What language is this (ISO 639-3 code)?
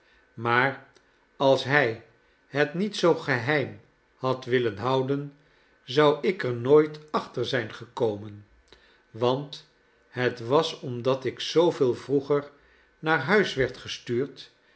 nld